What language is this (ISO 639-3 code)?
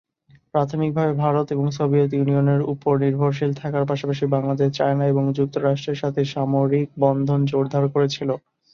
ben